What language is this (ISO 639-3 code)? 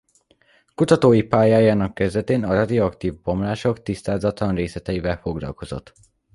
hun